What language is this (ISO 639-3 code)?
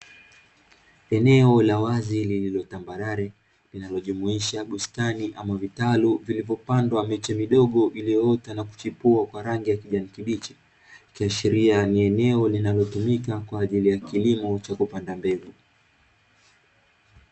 swa